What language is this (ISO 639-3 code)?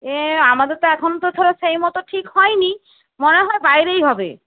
ben